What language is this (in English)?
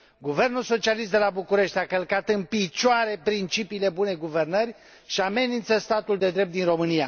Romanian